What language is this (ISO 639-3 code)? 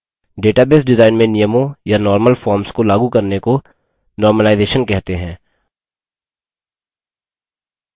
hin